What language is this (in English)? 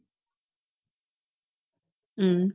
Tamil